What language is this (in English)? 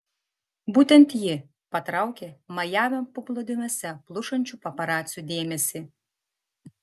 Lithuanian